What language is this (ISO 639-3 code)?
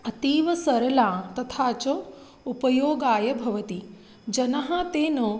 san